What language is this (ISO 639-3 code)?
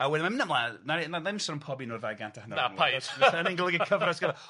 cym